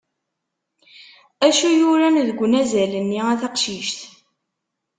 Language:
Kabyle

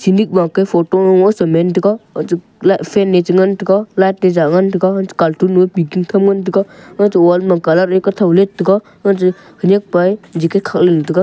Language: Wancho Naga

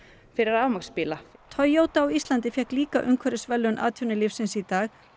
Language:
Icelandic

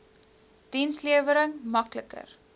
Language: Afrikaans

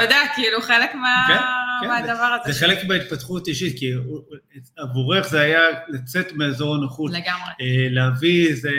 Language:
Hebrew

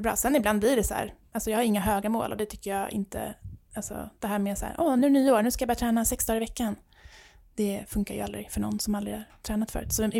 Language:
Swedish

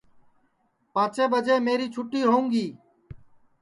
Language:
Sansi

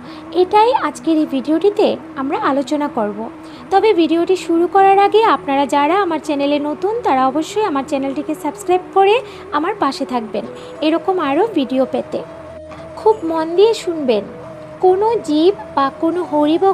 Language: Bangla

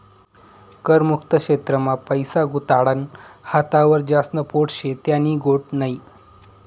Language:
Marathi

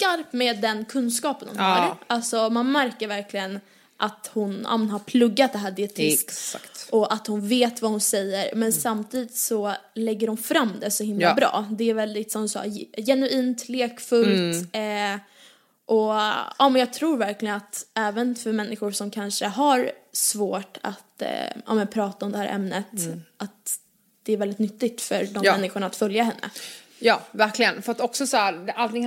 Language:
Swedish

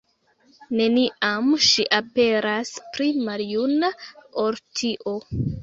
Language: Esperanto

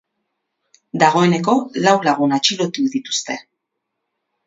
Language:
Basque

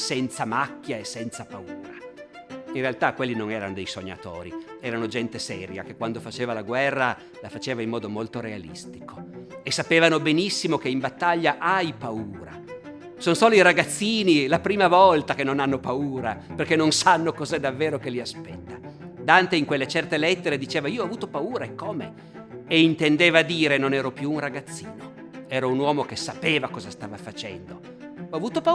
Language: Italian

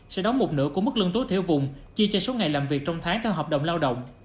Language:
Vietnamese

